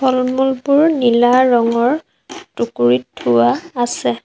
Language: Assamese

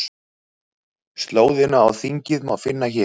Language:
Icelandic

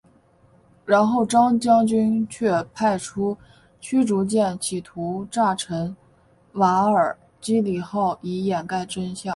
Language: Chinese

